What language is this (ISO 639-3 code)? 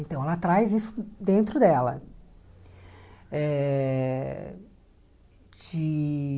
por